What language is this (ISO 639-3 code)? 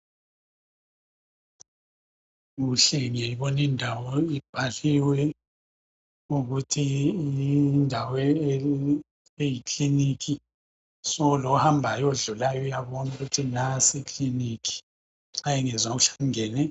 nde